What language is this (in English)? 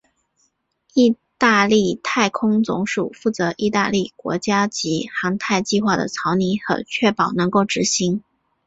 Chinese